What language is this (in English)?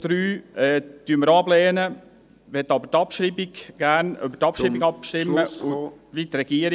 Swiss German